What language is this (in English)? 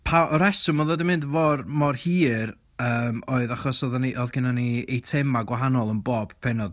Welsh